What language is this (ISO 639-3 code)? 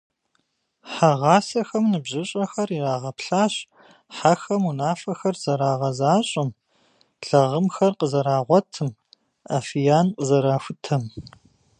kbd